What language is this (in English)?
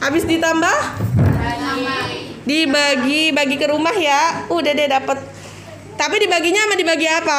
Indonesian